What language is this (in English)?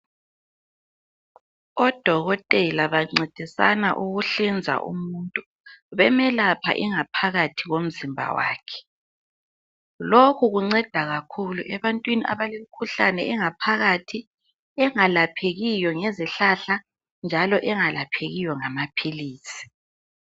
North Ndebele